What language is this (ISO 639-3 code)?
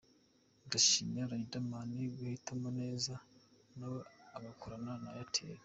kin